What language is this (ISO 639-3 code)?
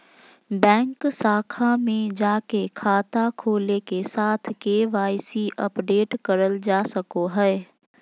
mag